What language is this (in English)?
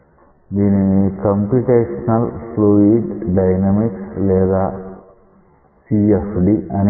Telugu